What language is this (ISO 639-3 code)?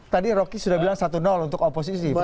ind